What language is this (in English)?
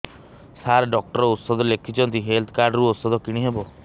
Odia